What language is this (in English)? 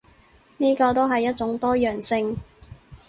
Cantonese